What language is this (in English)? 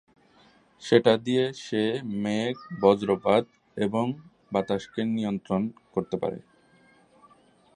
Bangla